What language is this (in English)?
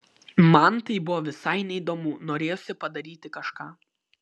Lithuanian